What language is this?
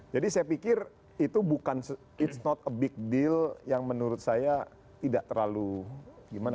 Indonesian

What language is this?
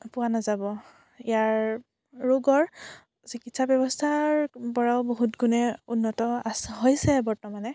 Assamese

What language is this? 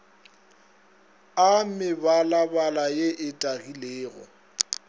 Northern Sotho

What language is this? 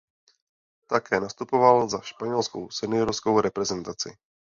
Czech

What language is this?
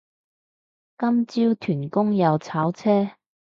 Cantonese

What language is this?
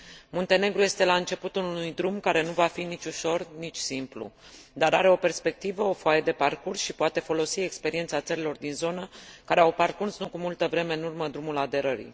Romanian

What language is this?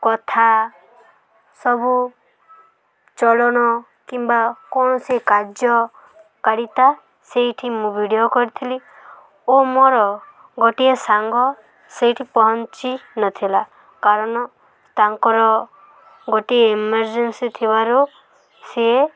Odia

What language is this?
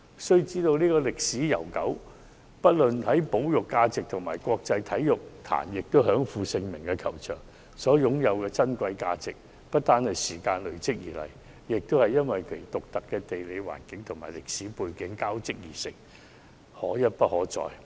Cantonese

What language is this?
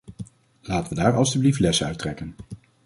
Dutch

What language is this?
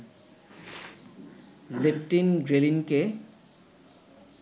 Bangla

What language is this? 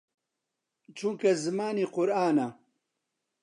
Central Kurdish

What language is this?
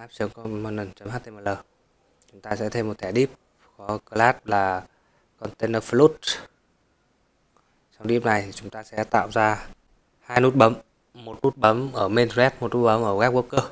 Vietnamese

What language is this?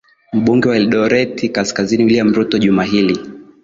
Swahili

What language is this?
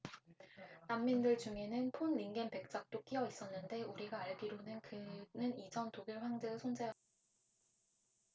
Korean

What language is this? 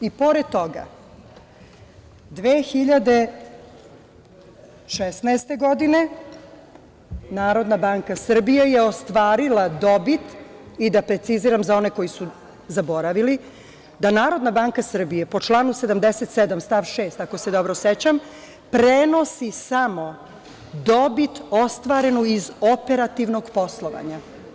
Serbian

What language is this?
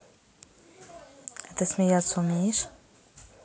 Russian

